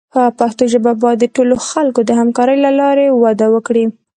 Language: Pashto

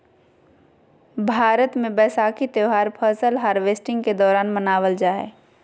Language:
Magahi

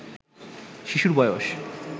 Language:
Bangla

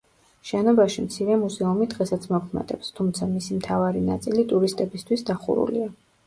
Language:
Georgian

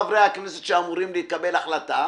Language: Hebrew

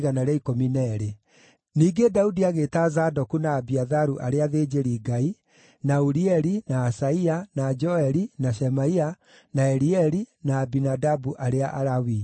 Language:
Kikuyu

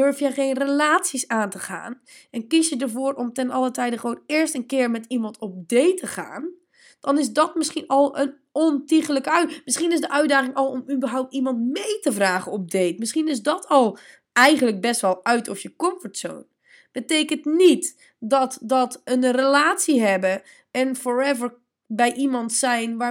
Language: Dutch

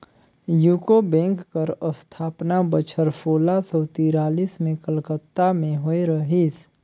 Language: Chhattisgarhi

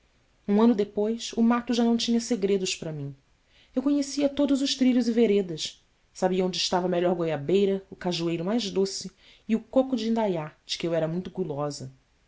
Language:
Portuguese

